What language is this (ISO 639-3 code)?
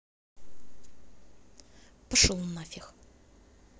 rus